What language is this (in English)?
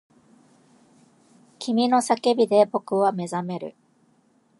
Japanese